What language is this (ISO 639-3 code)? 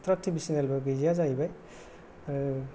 brx